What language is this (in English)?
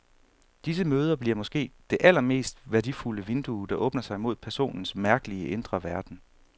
Danish